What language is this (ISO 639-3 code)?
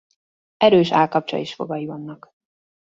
hun